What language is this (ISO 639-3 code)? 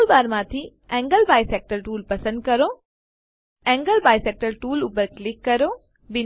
guj